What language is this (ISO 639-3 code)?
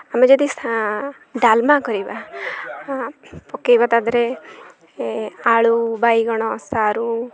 ori